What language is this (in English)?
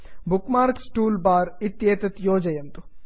Sanskrit